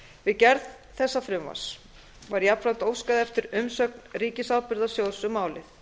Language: Icelandic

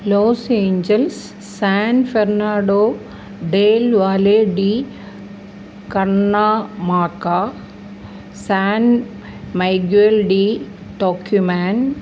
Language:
Malayalam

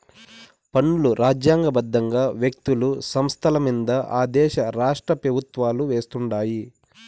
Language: Telugu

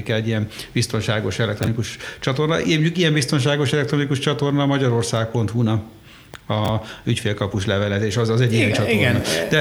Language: Hungarian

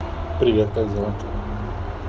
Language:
Russian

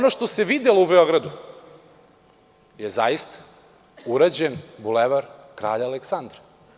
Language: Serbian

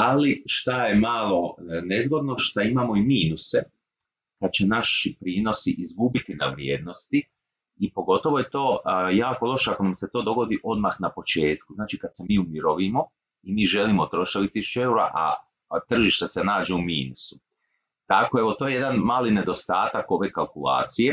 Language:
Croatian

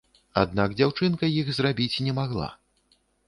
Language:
Belarusian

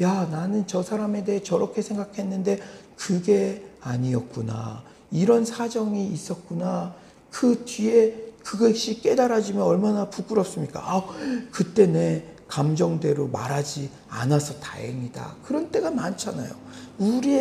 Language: Korean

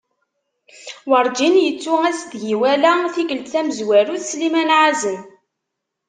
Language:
Kabyle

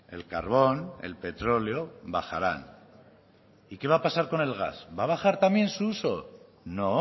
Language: Spanish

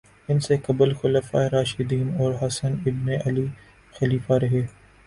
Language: Urdu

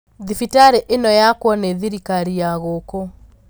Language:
Kikuyu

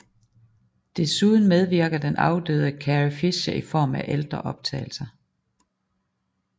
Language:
Danish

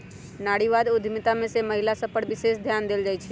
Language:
Magahi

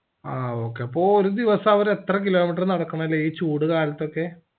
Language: Malayalam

